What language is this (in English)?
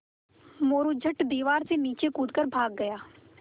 Hindi